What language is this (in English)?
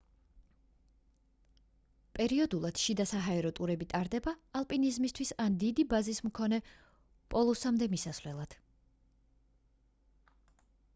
Georgian